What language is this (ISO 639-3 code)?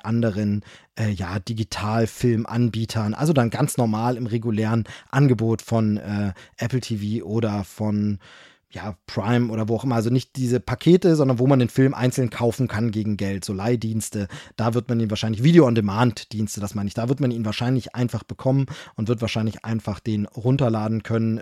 deu